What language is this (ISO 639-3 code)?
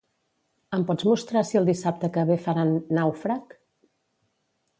cat